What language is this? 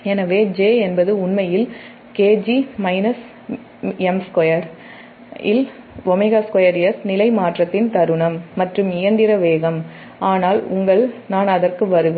Tamil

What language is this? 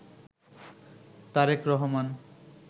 Bangla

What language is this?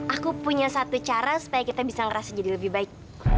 Indonesian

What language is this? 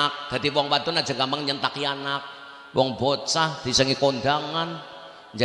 Indonesian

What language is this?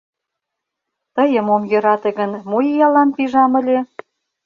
Mari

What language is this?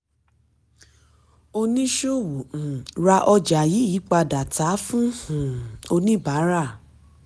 Yoruba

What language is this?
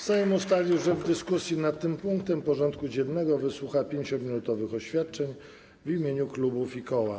Polish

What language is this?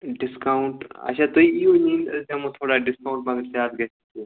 Kashmiri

